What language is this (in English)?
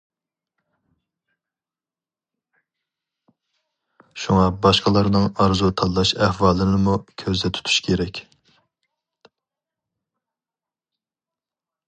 Uyghur